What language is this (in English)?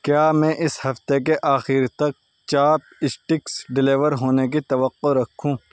Urdu